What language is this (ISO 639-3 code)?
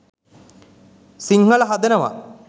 sin